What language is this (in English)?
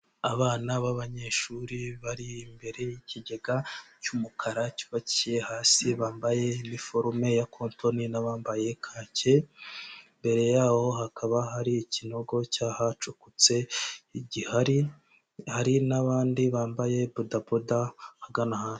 Kinyarwanda